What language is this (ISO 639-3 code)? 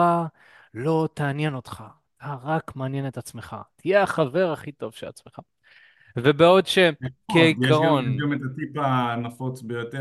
heb